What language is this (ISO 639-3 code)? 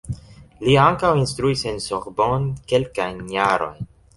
epo